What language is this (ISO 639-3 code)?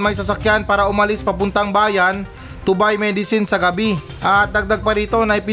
fil